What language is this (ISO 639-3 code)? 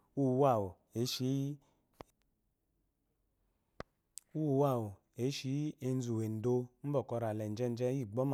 afo